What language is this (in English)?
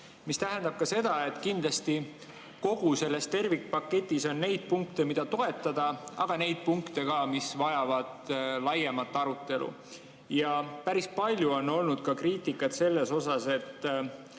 Estonian